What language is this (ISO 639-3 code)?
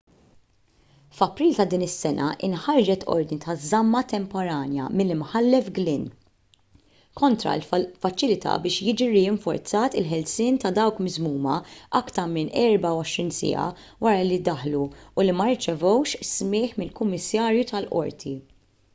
mlt